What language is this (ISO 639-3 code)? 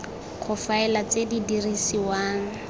tsn